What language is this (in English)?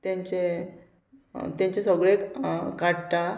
Konkani